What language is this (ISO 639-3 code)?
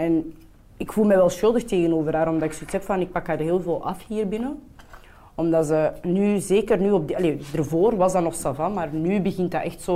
nld